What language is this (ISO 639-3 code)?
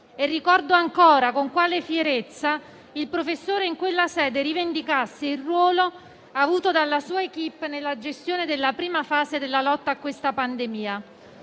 ita